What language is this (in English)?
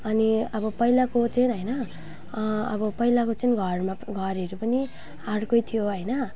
Nepali